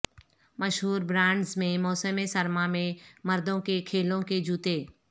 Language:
Urdu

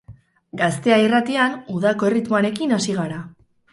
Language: Basque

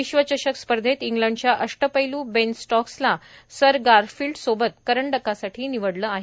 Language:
Marathi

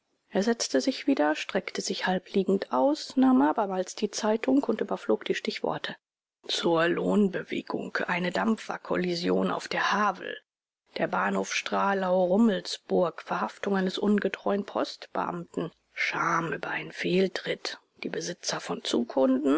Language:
German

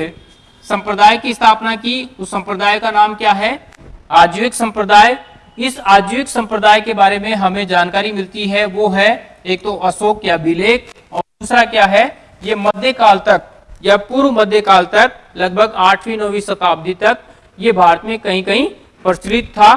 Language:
Hindi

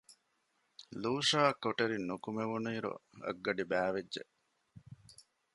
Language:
Divehi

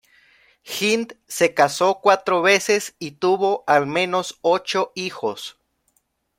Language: Spanish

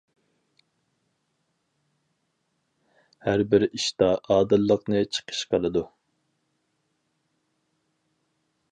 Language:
Uyghur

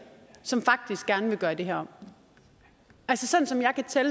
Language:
Danish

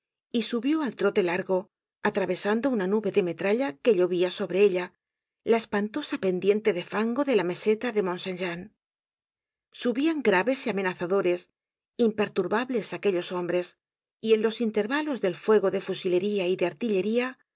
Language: Spanish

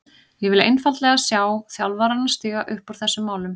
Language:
Icelandic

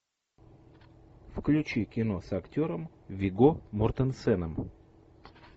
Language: Russian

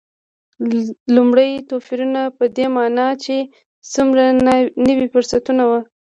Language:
Pashto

